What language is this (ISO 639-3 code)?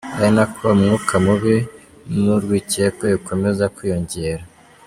kin